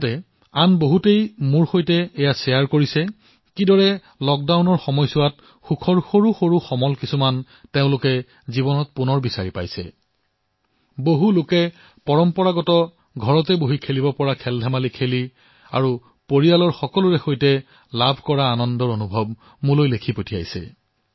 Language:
Assamese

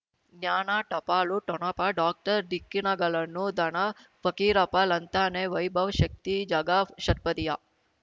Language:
Kannada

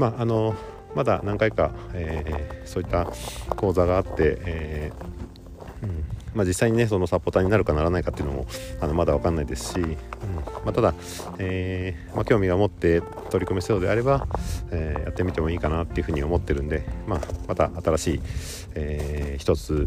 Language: Japanese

